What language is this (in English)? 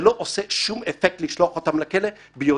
Hebrew